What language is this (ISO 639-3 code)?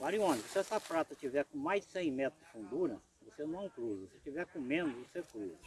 por